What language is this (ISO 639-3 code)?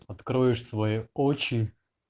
rus